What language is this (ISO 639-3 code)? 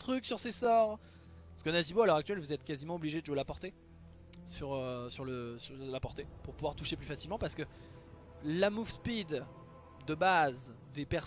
fra